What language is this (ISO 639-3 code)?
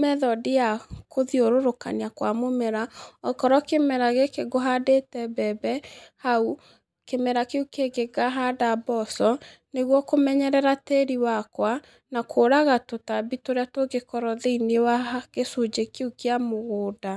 kik